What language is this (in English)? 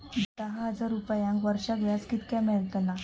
Marathi